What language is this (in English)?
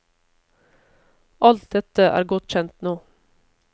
Norwegian